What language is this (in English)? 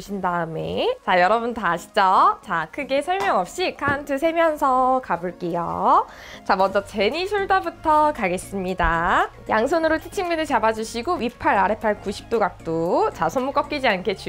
Korean